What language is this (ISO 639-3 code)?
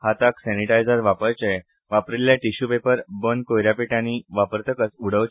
kok